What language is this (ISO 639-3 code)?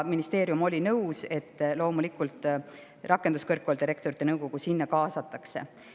est